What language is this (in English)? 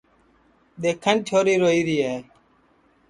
Sansi